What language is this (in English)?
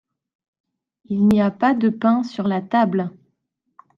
French